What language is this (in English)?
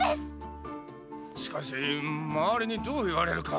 Japanese